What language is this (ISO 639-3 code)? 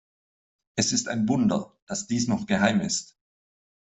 deu